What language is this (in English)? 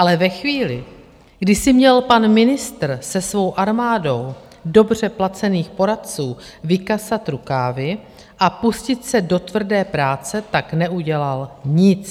Czech